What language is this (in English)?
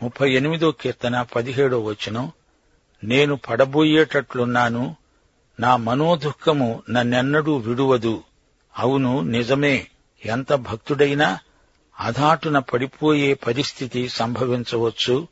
Telugu